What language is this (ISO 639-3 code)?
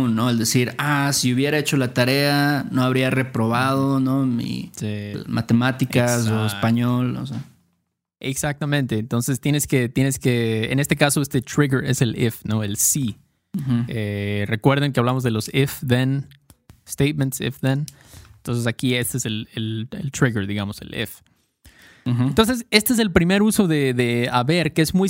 spa